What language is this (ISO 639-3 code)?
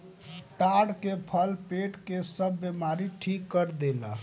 bho